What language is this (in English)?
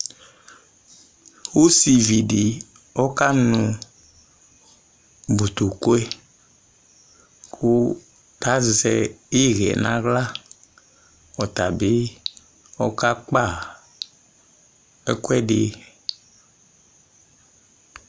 Ikposo